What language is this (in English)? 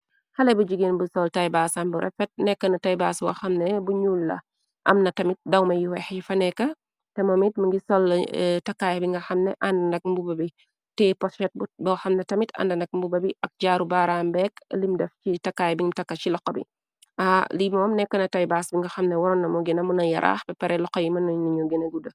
Wolof